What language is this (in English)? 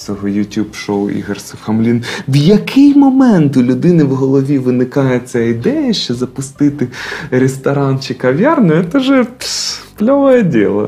Ukrainian